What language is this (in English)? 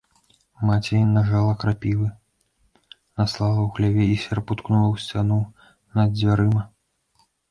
Belarusian